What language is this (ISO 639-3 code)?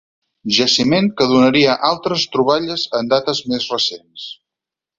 cat